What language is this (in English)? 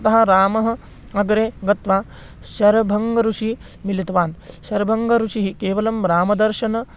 Sanskrit